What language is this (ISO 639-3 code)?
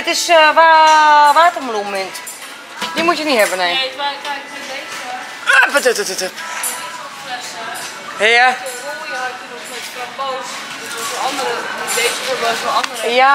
nld